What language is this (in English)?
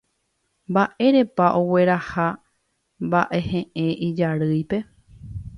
Guarani